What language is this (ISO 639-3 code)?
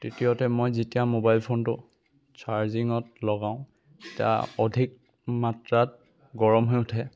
asm